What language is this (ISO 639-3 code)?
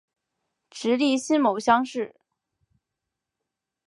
zho